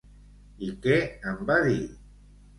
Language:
Catalan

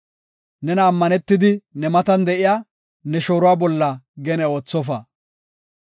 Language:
Gofa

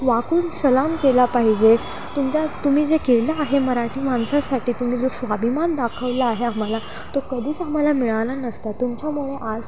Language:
Marathi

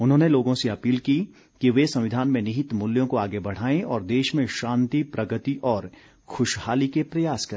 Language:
Hindi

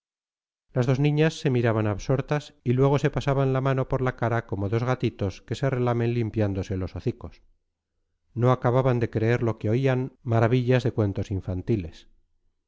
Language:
Spanish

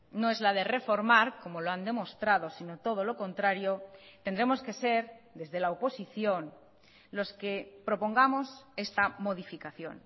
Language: Spanish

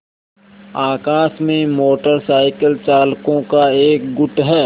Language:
Hindi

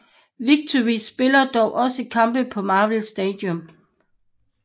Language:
Danish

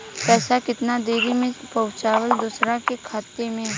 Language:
Bhojpuri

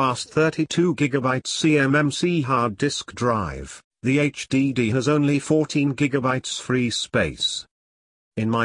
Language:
English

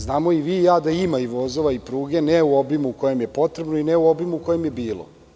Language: Serbian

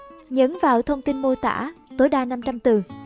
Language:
Vietnamese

